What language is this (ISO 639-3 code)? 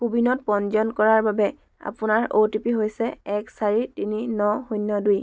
asm